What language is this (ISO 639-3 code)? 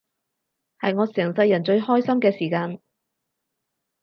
yue